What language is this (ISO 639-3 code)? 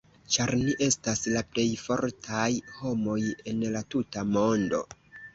epo